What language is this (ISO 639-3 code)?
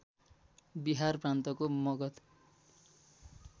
nep